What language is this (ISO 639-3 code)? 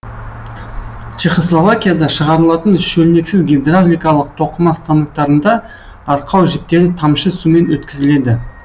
kaz